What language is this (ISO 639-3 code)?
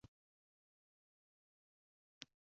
uzb